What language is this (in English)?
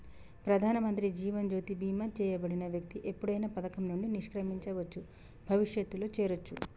Telugu